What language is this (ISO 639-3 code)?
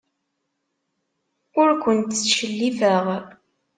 kab